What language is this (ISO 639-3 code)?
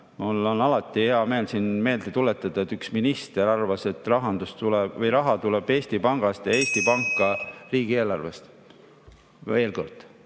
est